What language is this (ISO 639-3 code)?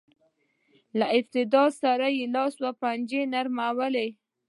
pus